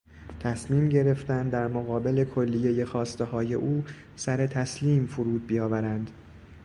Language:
Persian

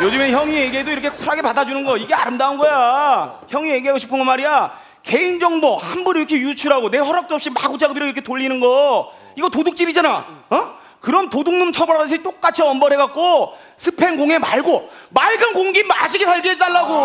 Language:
Korean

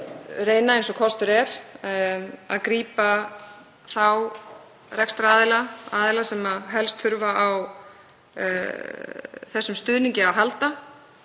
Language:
Icelandic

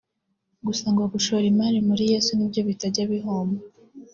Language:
Kinyarwanda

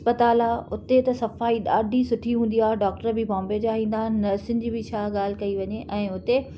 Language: Sindhi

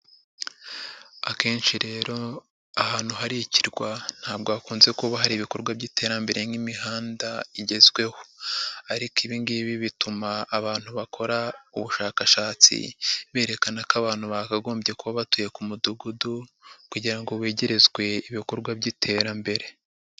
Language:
Kinyarwanda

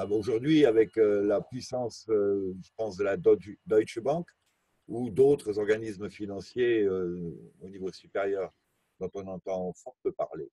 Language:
French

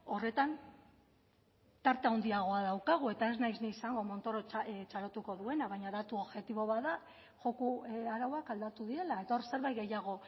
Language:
Basque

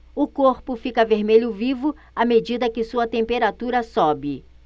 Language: Portuguese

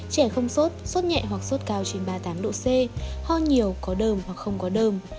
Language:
Vietnamese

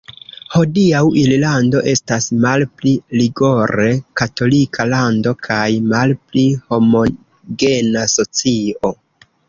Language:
Esperanto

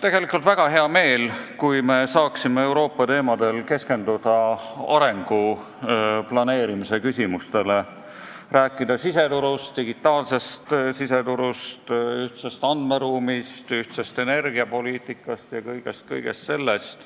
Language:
Estonian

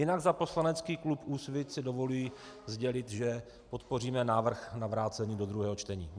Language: Czech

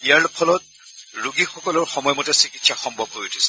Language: Assamese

